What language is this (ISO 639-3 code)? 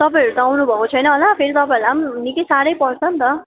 nep